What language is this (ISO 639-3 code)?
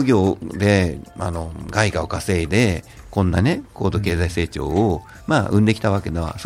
jpn